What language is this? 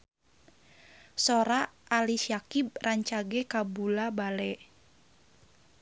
Sundanese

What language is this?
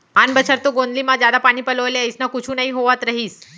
Chhattisgarhi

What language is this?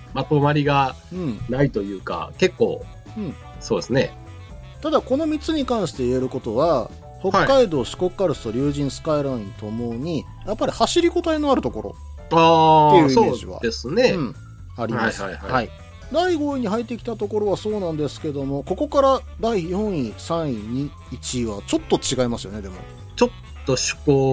Japanese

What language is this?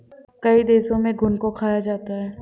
Hindi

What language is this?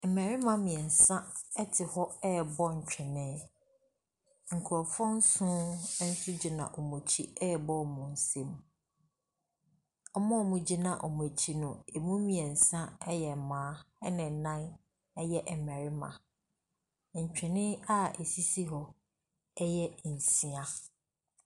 Akan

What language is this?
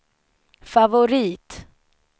Swedish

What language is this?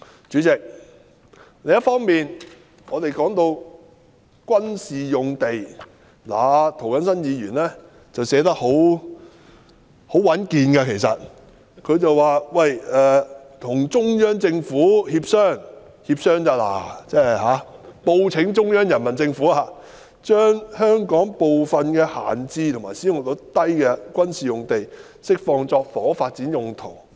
Cantonese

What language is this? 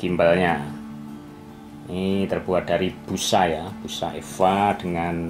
Indonesian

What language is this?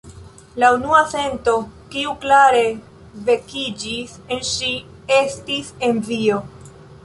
Esperanto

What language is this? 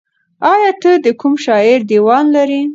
Pashto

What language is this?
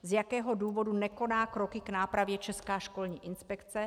Czech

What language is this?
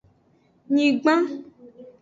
Aja (Benin)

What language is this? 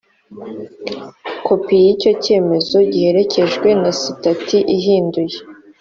Kinyarwanda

